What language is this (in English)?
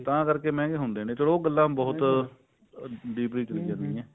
Punjabi